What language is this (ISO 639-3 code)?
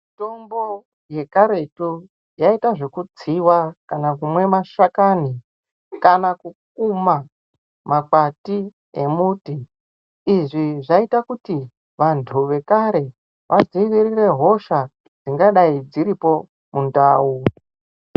ndc